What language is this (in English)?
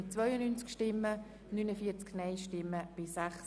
Swiss German